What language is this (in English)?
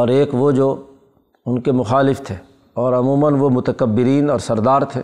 Urdu